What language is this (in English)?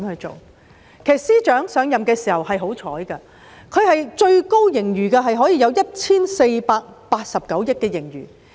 Cantonese